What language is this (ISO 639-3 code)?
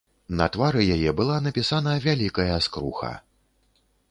bel